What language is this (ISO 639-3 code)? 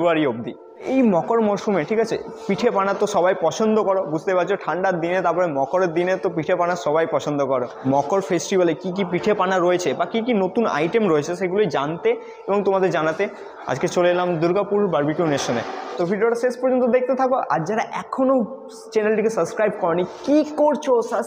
ben